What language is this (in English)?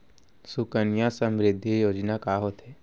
Chhattisgarhi